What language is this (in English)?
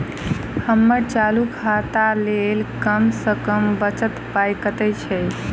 Maithili